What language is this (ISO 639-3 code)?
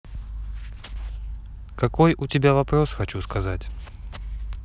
rus